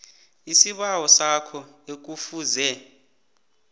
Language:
South Ndebele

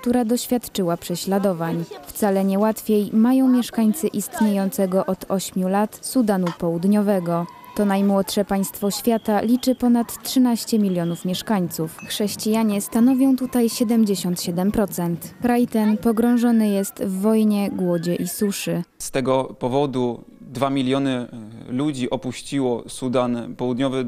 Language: Polish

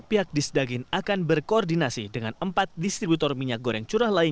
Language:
Indonesian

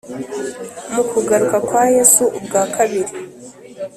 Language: Kinyarwanda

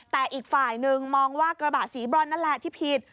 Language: Thai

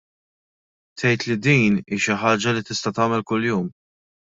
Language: Maltese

